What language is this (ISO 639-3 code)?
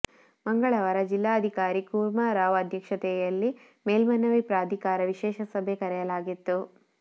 kan